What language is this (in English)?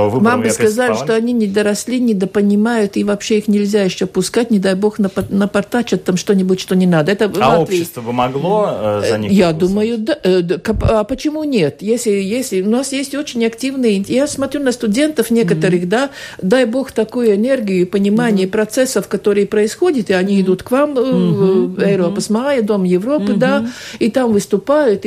Russian